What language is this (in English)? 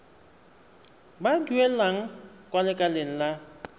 Tswana